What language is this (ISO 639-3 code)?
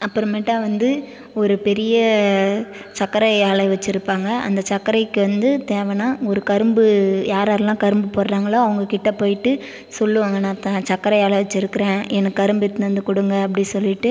tam